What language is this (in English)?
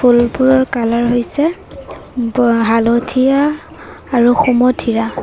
Assamese